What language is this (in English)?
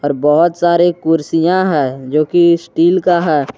Hindi